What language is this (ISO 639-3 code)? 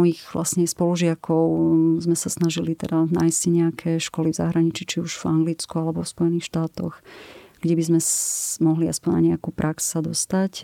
slk